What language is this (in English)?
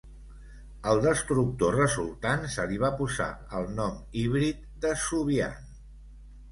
Catalan